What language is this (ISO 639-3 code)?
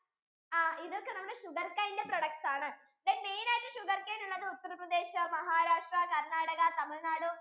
mal